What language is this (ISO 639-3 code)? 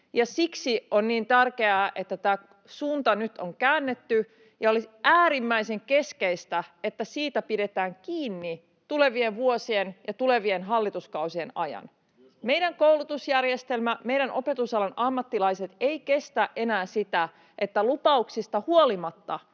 fin